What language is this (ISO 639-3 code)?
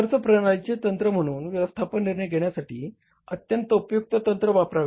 mar